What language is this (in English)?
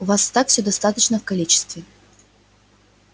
Russian